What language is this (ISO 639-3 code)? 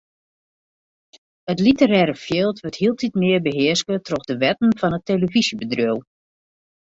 fry